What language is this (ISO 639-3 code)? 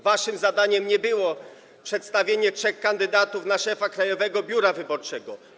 pol